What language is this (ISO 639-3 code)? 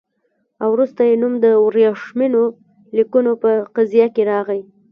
pus